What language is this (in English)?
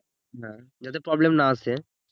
Bangla